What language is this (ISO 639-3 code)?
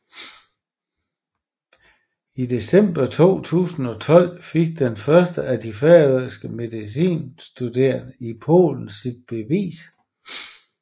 dan